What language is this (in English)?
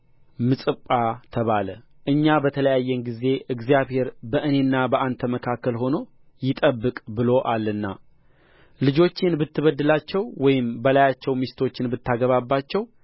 Amharic